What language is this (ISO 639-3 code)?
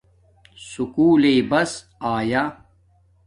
dmk